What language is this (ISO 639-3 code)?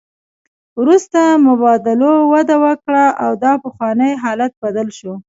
pus